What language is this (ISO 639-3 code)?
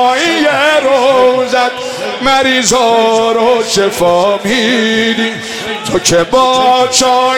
fas